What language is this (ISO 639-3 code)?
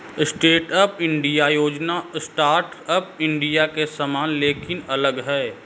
hin